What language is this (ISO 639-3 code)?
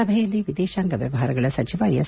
kan